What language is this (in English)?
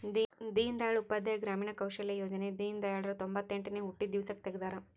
Kannada